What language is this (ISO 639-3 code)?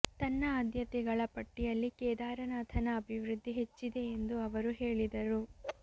kan